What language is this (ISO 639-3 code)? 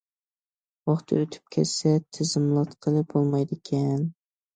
uig